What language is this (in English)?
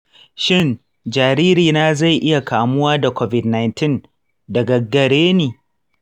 Hausa